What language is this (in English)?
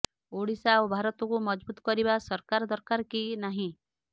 Odia